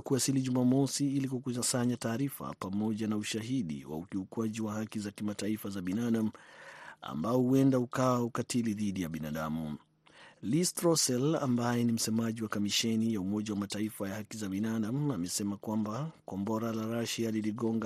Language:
Swahili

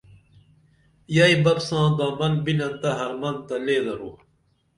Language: Dameli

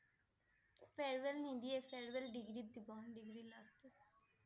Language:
Assamese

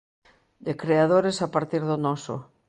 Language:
Galician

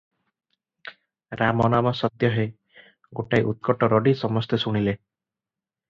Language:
Odia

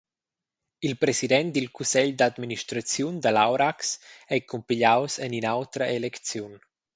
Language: Romansh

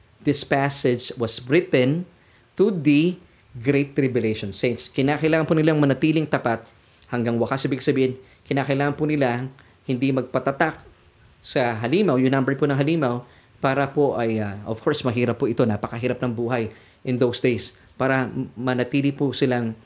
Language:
Filipino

